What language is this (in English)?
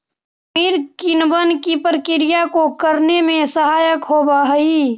Magahi